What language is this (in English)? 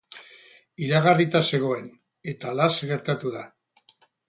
Basque